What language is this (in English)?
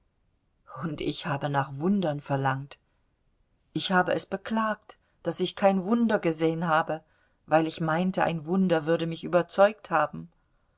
German